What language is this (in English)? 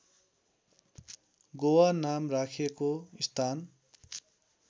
Nepali